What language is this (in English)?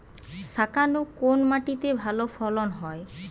Bangla